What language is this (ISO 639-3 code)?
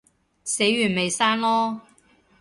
yue